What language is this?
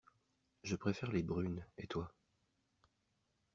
French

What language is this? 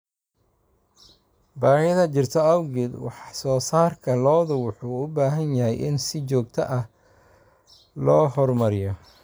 Somali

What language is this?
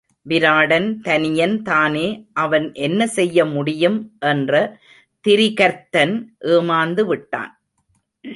Tamil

